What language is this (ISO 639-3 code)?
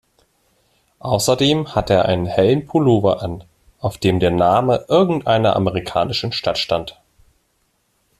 deu